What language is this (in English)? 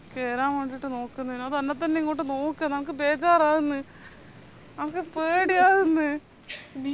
Malayalam